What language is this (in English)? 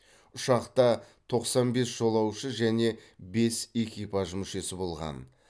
Kazakh